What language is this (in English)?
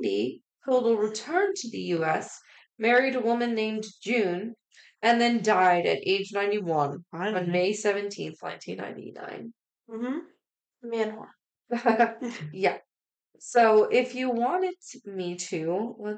English